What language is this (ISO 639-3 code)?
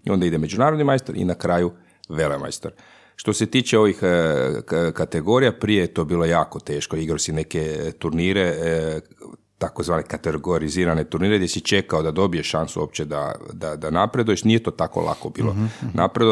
hrv